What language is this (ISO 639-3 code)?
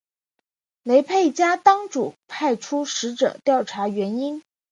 zho